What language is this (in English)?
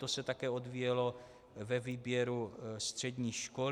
Czech